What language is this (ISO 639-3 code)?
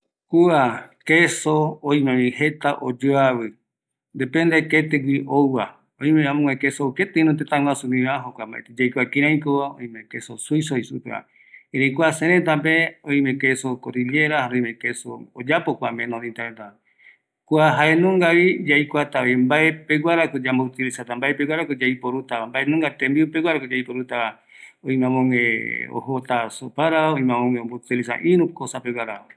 gui